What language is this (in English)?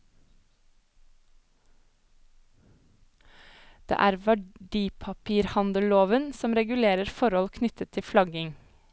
Norwegian